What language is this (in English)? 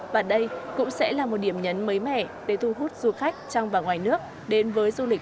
Vietnamese